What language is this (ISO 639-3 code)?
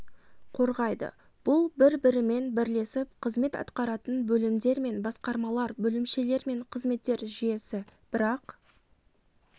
kaz